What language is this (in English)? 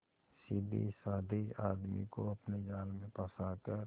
Hindi